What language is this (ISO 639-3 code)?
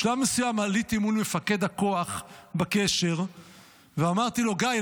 heb